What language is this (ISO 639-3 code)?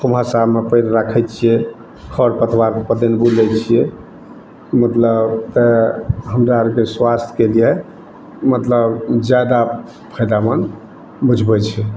mai